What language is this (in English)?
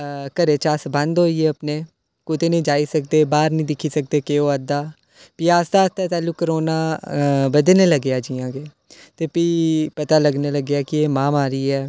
Dogri